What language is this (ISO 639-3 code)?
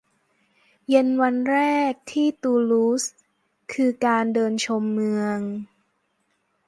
tha